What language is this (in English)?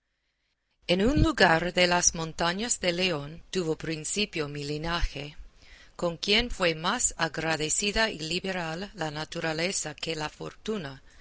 Spanish